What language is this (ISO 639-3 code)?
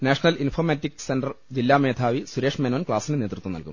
mal